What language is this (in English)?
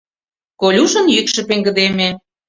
Mari